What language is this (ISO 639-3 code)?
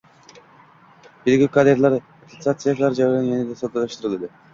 uzb